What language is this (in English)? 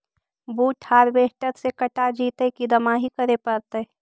Magahi